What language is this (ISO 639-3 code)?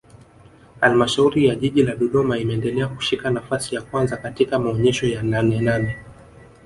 swa